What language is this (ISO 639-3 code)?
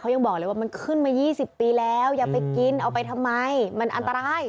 tha